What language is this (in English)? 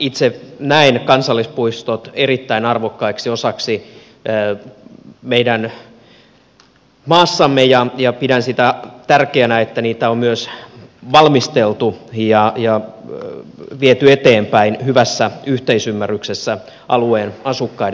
Finnish